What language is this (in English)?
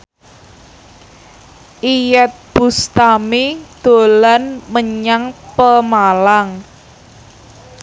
Javanese